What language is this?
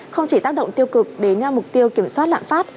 Vietnamese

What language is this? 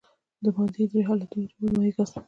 Pashto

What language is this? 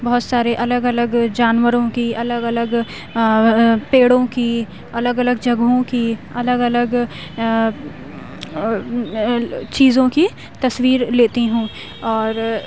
Urdu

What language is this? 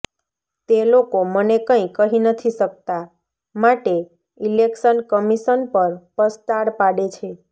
Gujarati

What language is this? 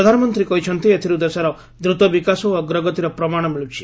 Odia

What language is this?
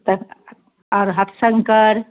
Maithili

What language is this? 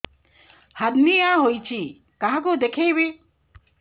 Odia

